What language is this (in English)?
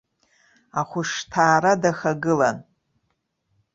Abkhazian